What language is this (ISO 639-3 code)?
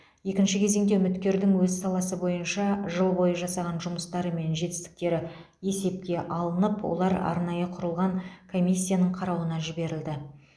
kaz